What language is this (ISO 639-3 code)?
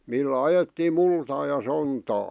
fin